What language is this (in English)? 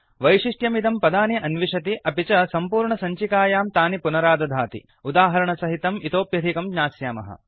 Sanskrit